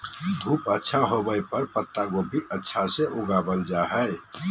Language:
Magahi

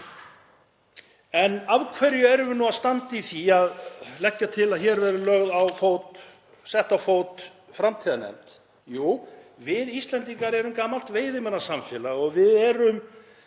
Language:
Icelandic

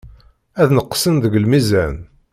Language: Kabyle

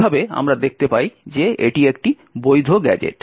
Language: Bangla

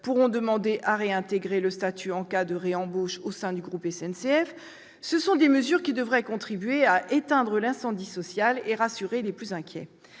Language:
French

